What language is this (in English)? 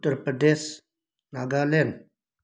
Manipuri